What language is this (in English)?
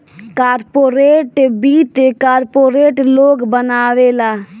Bhojpuri